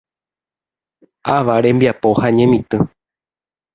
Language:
Guarani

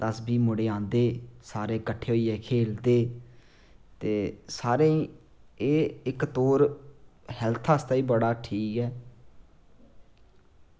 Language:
Dogri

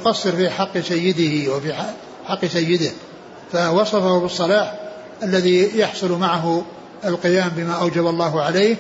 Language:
Arabic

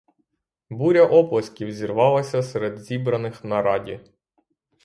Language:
Ukrainian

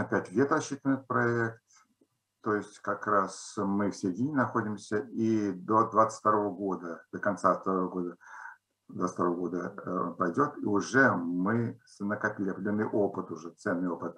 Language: Russian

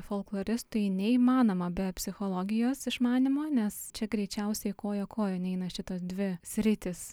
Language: Lithuanian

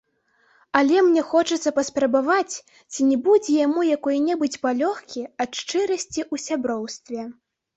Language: Belarusian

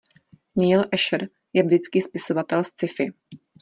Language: Czech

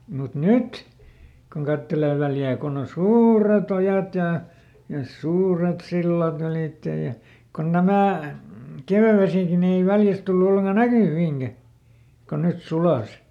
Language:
Finnish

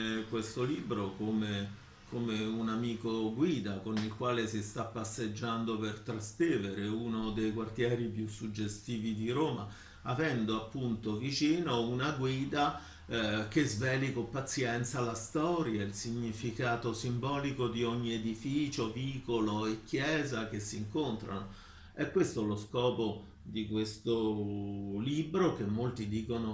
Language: Italian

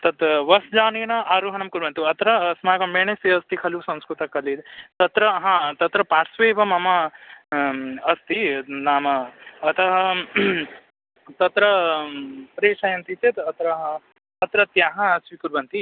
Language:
Sanskrit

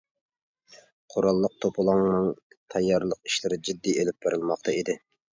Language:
Uyghur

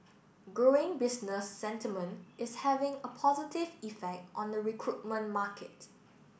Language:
English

